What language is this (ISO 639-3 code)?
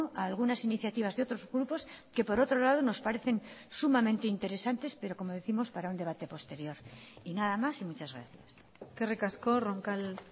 spa